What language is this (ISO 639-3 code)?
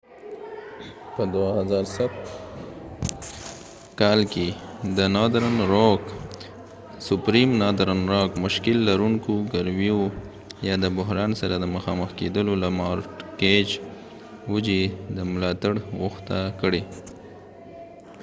pus